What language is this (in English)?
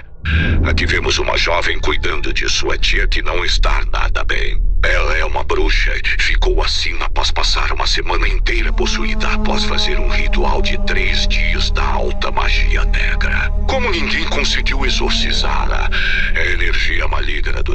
Portuguese